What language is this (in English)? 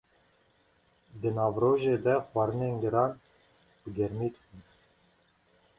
Kurdish